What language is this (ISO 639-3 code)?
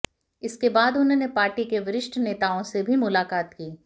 hin